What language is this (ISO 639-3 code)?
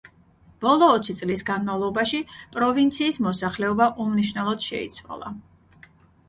kat